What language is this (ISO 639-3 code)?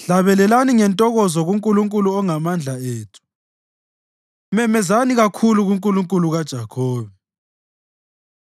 nde